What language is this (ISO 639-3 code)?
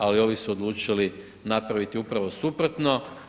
hrv